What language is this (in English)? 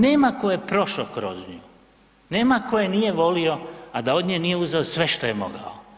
Croatian